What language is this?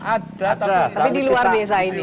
Indonesian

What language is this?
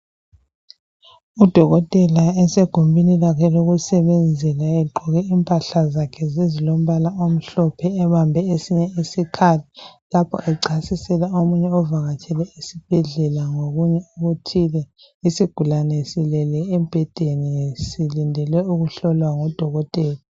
North Ndebele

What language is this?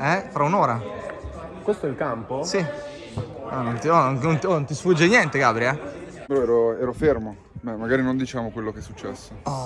Italian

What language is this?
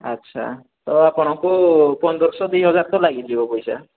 Odia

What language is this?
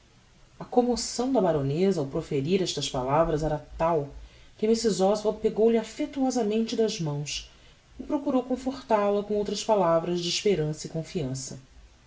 Portuguese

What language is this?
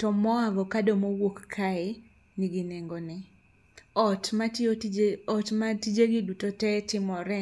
Luo (Kenya and Tanzania)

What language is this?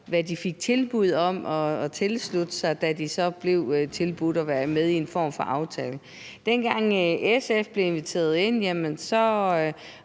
Danish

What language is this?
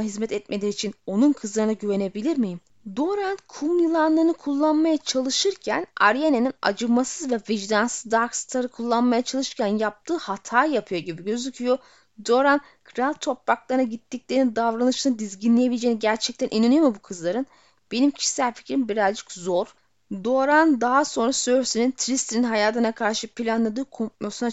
Turkish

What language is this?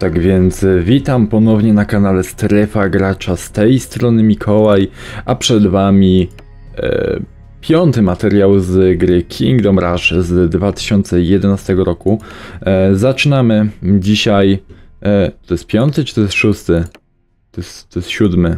Polish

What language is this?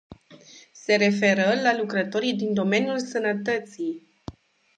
Romanian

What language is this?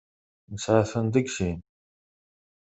Kabyle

